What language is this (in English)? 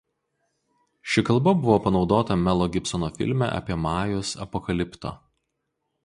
Lithuanian